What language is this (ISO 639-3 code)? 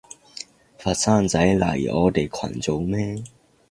yue